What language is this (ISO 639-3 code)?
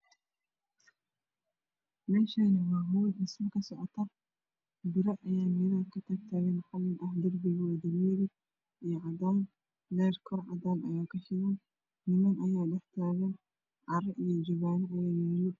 som